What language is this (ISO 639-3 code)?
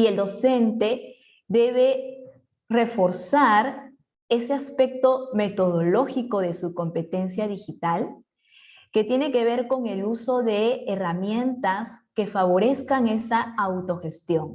spa